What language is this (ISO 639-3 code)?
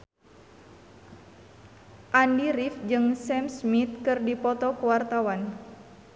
sun